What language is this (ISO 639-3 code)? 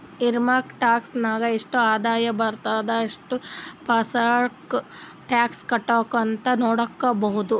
kan